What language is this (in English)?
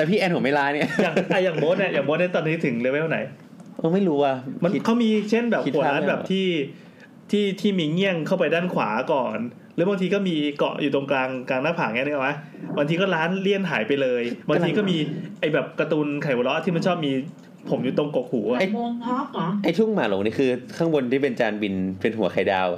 Thai